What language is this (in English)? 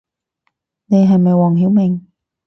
Cantonese